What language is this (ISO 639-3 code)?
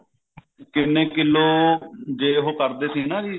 pan